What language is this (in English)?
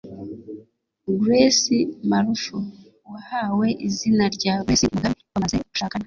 Kinyarwanda